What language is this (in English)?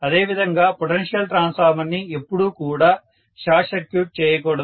Telugu